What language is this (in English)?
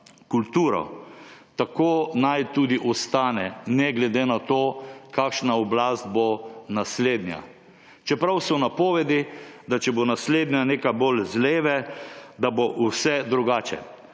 Slovenian